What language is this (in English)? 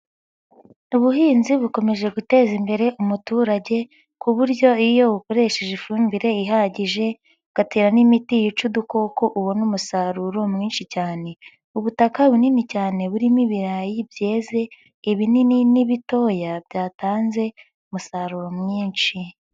Kinyarwanda